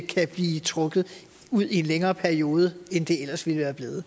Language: Danish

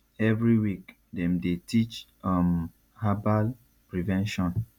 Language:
Nigerian Pidgin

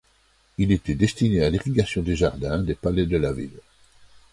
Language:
French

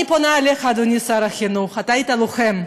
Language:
Hebrew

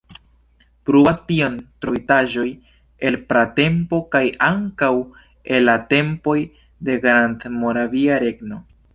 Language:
Esperanto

